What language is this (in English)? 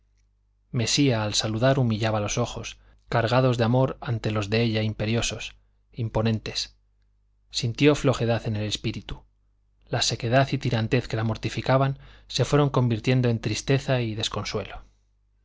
Spanish